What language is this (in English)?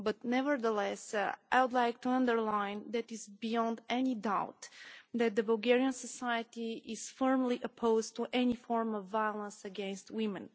English